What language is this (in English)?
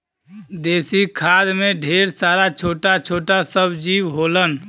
Bhojpuri